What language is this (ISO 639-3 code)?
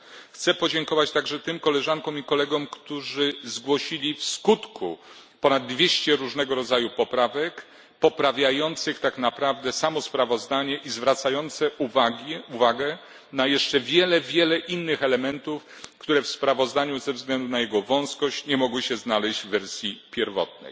pol